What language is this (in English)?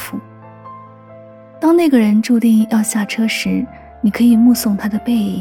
Chinese